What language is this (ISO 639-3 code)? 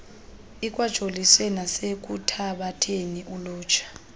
xho